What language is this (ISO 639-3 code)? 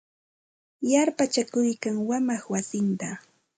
qxt